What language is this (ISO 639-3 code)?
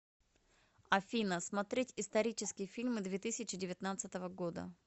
rus